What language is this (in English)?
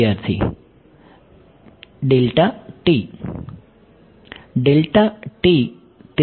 Gujarati